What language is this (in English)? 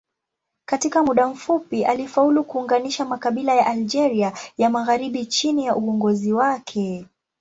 Swahili